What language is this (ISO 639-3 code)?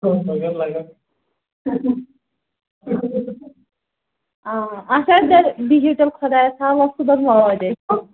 kas